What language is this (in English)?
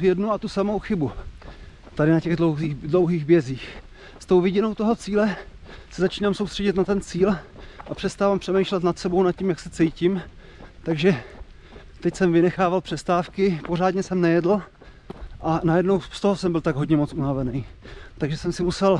Czech